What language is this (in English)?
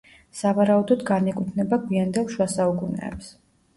Georgian